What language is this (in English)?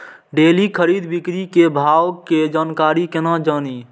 Maithili